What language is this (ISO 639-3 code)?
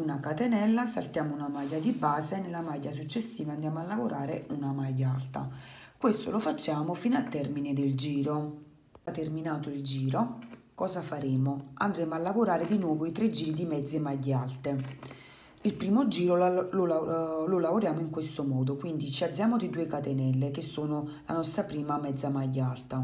ita